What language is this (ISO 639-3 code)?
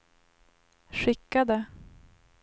swe